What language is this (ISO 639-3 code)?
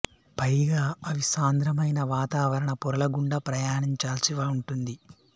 tel